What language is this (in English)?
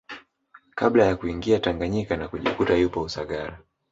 Swahili